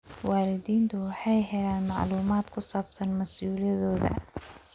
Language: Somali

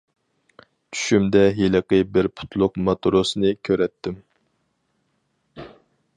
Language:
Uyghur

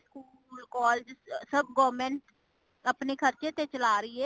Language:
Punjabi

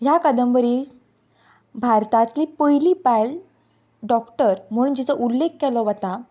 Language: Konkani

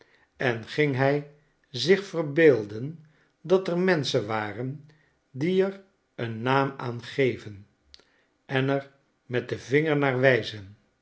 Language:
Dutch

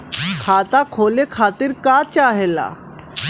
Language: Bhojpuri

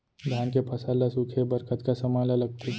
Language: Chhattisgarhi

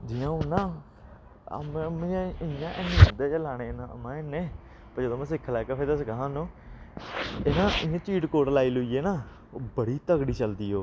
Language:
Dogri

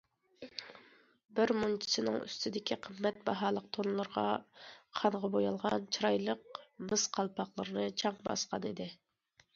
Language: Uyghur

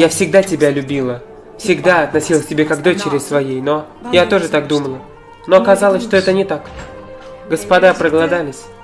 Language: Russian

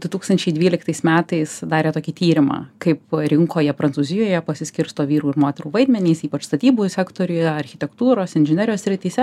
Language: Lithuanian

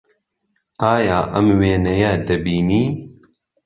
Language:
Central Kurdish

